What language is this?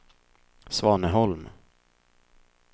Swedish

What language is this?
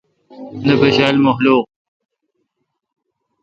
Kalkoti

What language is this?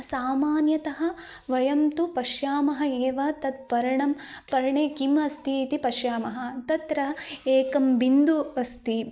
Sanskrit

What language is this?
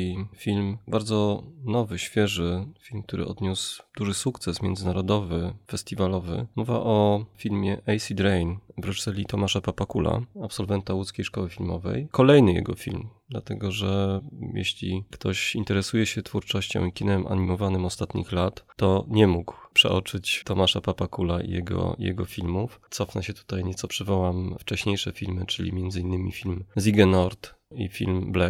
Polish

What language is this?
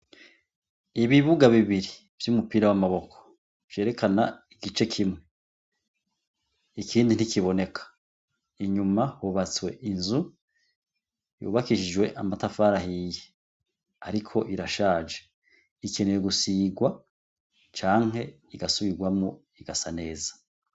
Rundi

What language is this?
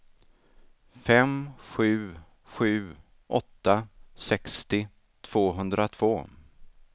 Swedish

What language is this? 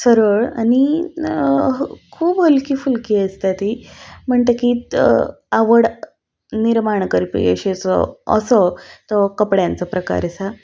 Konkani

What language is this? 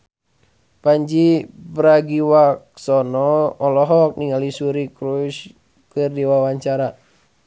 Sundanese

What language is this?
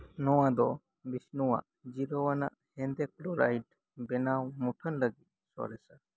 Santali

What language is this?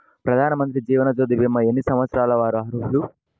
Telugu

